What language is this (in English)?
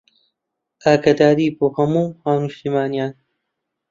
Central Kurdish